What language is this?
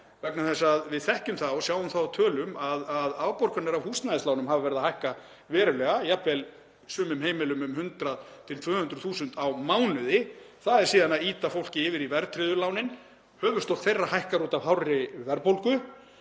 Icelandic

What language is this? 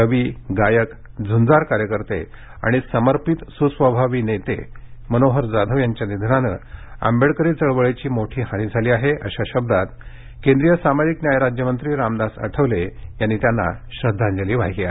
Marathi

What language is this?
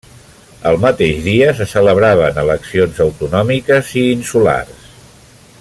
Catalan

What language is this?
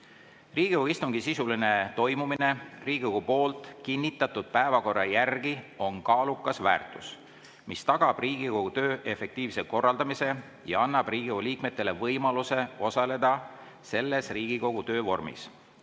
Estonian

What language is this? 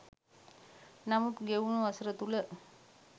Sinhala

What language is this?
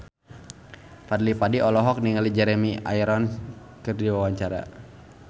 Sundanese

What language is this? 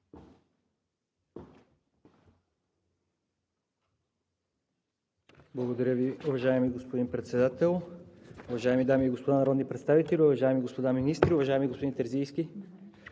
Bulgarian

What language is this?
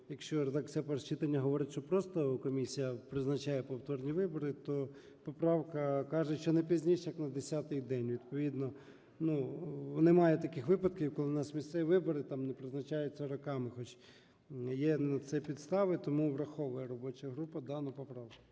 Ukrainian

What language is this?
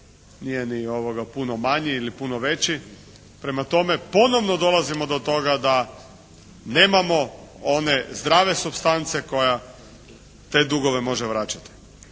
Croatian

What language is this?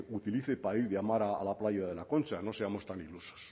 Spanish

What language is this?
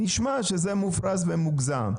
Hebrew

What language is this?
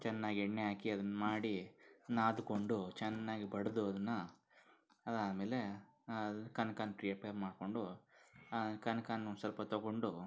Kannada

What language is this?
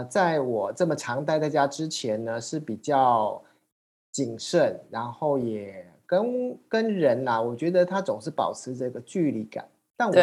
Chinese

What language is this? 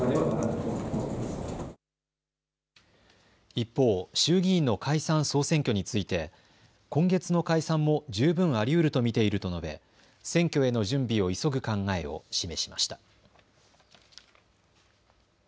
Japanese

